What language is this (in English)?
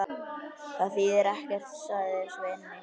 Icelandic